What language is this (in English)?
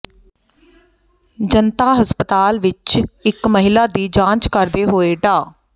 Punjabi